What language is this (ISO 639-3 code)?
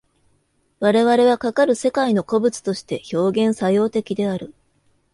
jpn